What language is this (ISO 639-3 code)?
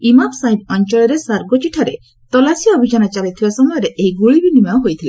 ori